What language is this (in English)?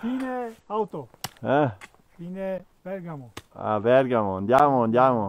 Italian